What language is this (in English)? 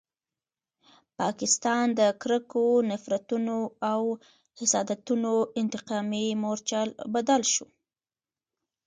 Pashto